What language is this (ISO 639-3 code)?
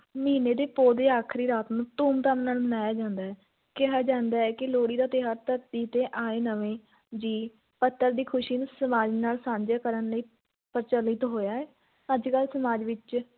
pan